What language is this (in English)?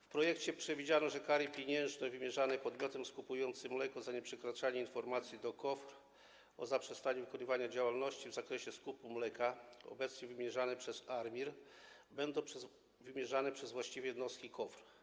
Polish